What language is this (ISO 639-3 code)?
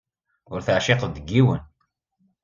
kab